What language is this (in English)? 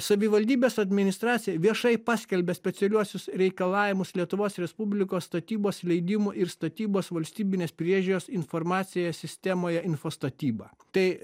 Lithuanian